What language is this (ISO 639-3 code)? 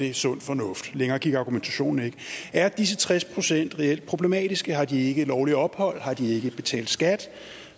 dan